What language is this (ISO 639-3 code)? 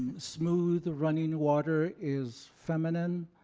eng